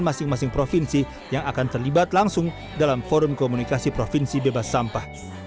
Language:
Indonesian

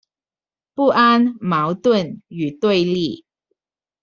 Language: Chinese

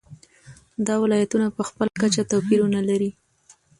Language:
Pashto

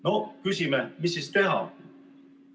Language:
Estonian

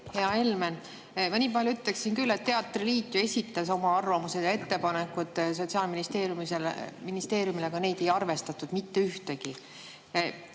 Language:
Estonian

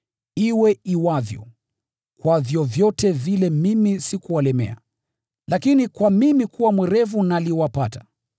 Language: Swahili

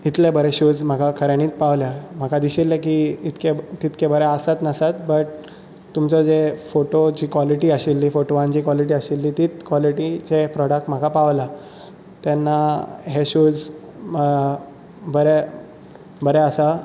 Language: Konkani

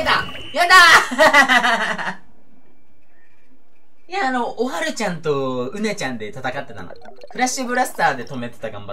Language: Japanese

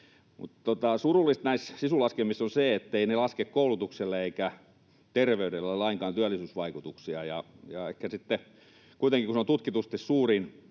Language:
Finnish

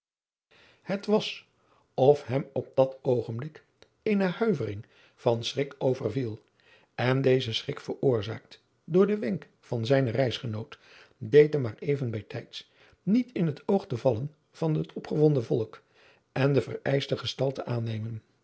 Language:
Dutch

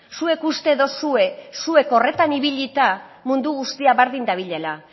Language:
Basque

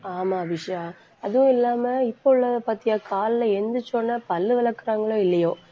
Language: Tamil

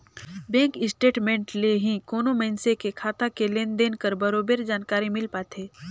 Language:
Chhattisgarhi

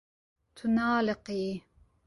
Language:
Kurdish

